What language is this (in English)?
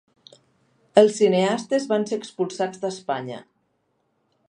Catalan